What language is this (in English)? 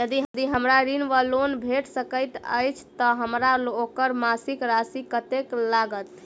Maithili